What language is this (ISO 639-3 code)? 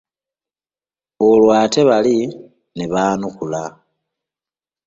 lug